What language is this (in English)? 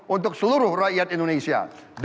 Indonesian